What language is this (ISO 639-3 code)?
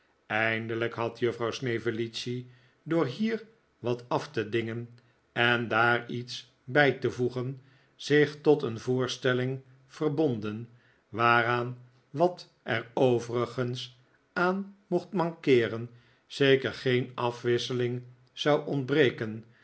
nld